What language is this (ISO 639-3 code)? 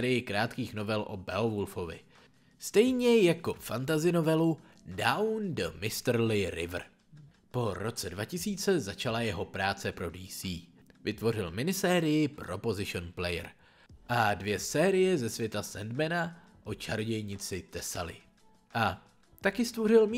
ces